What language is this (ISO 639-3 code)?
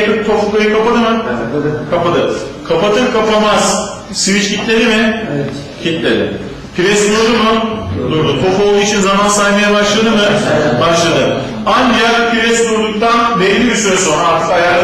tur